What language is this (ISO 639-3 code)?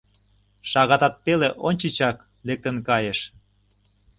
chm